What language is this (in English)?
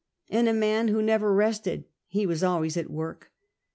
English